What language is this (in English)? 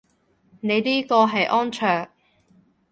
Cantonese